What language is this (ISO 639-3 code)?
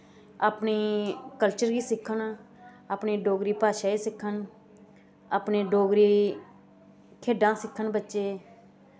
doi